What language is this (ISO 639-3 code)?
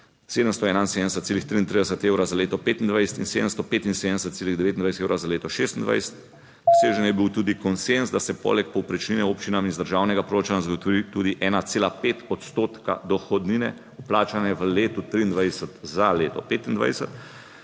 slv